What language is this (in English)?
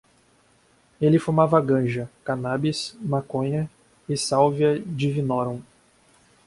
Portuguese